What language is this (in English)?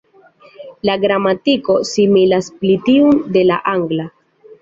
Esperanto